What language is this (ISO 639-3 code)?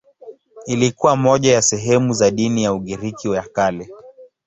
swa